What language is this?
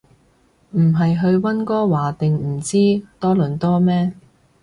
Cantonese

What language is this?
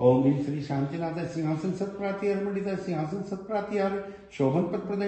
Hindi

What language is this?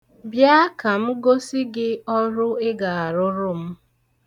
Igbo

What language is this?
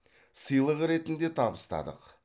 Kazakh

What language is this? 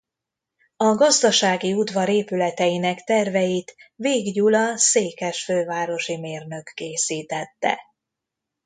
Hungarian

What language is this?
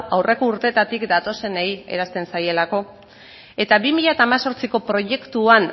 Basque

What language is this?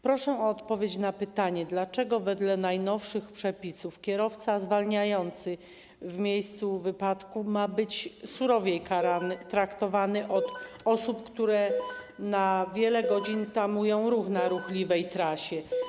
Polish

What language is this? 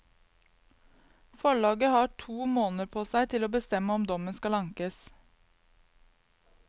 Norwegian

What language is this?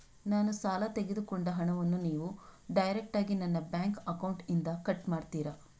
Kannada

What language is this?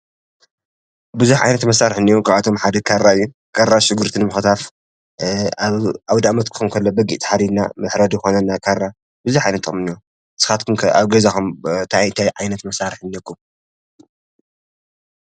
Tigrinya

